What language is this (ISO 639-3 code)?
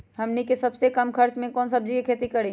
mag